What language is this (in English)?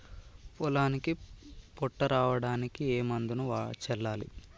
Telugu